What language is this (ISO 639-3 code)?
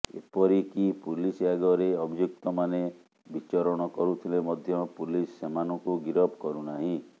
ori